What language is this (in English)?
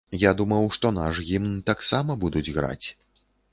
Belarusian